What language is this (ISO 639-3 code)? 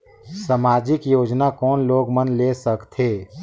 hne